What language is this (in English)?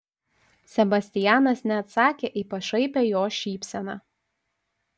Lithuanian